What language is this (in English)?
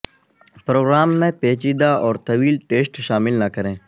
Urdu